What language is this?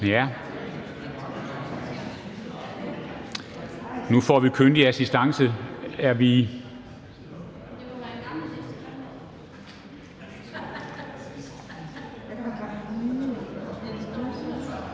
Danish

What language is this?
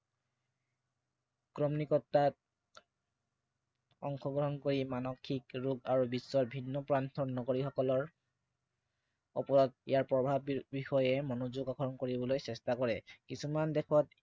Assamese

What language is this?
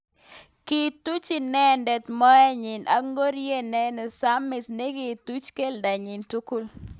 Kalenjin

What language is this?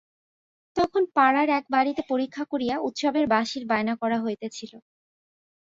Bangla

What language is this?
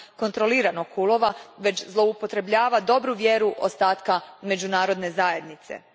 Croatian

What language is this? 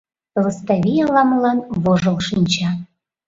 Mari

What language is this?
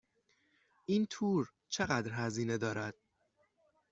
Persian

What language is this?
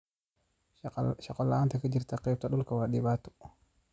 Somali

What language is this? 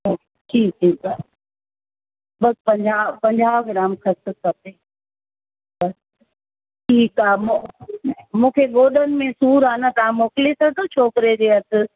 Sindhi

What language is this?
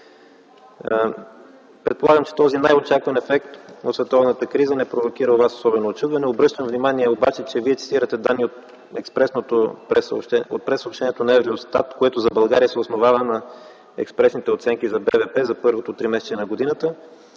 Bulgarian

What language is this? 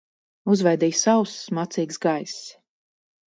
Latvian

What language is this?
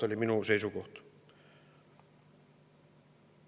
Estonian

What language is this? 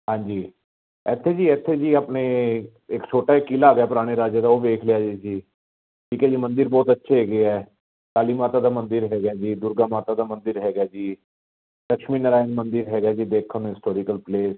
Punjabi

